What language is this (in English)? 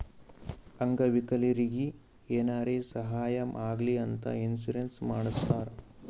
Kannada